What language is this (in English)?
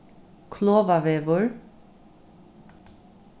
Faroese